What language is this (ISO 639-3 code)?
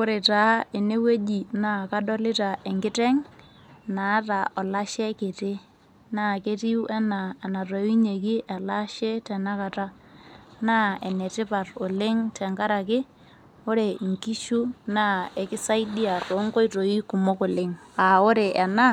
mas